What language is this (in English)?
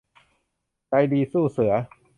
Thai